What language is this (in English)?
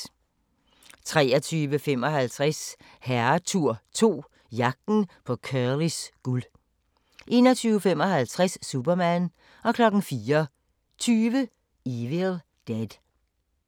Danish